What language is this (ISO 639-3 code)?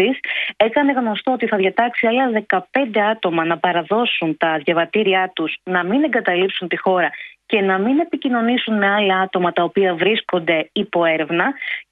ell